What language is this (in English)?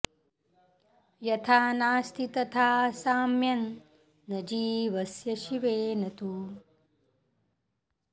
Sanskrit